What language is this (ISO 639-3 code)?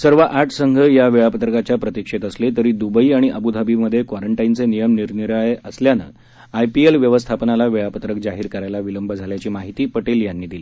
mar